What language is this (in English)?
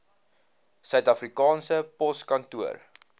Afrikaans